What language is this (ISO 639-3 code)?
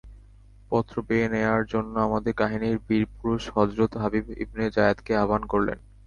ben